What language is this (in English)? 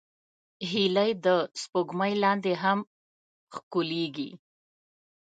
Pashto